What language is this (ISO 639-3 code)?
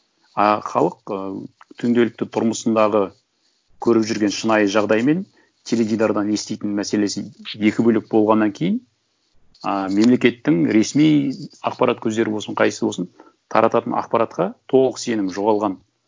kaz